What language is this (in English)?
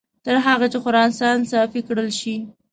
Pashto